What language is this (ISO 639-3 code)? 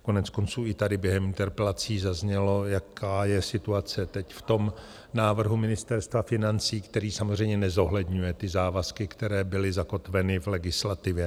ces